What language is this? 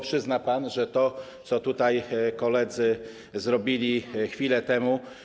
Polish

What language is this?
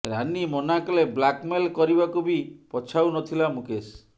Odia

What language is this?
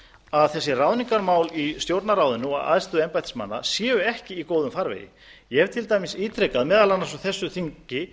Icelandic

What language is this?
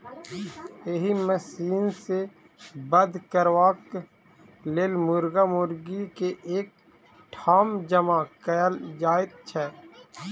Maithili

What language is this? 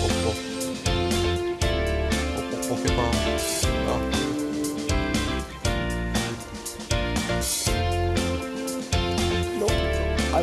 Korean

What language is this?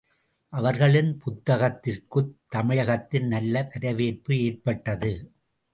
Tamil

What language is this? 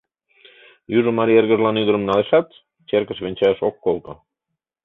Mari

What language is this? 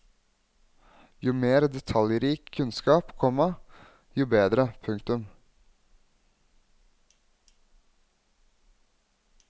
Norwegian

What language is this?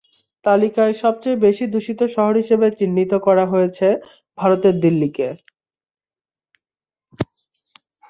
Bangla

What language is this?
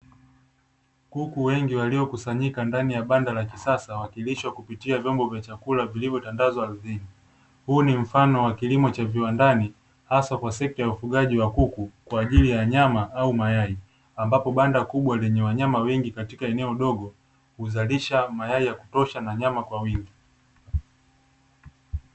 Swahili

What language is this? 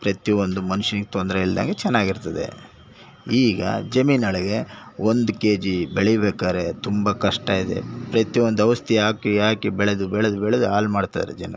Kannada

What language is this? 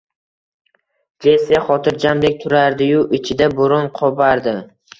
Uzbek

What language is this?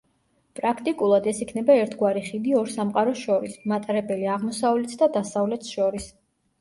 Georgian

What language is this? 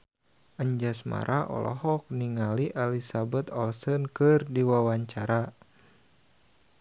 Sundanese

